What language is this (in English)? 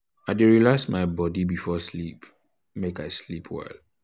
Nigerian Pidgin